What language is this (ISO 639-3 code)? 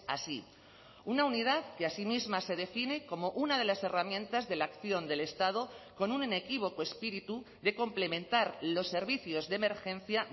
spa